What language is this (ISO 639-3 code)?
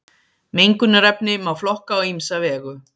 isl